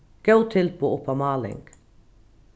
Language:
Faroese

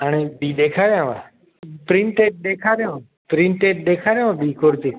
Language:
Sindhi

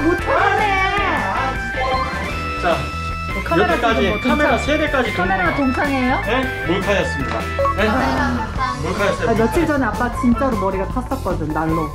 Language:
Korean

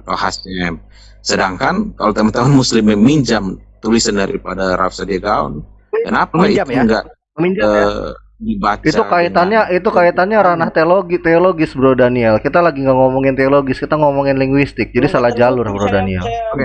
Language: Indonesian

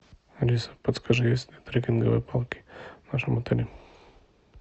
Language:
Russian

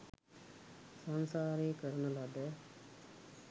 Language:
Sinhala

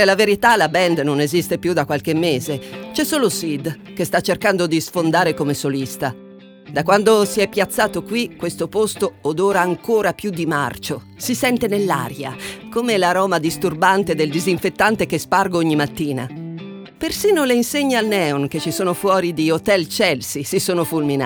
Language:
Italian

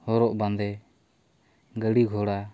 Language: Santali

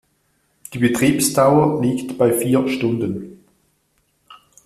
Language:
German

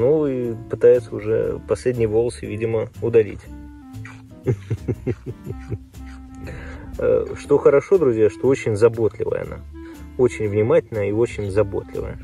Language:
Russian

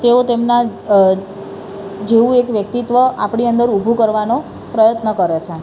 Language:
Gujarati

